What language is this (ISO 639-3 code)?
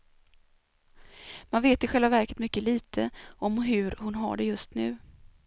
swe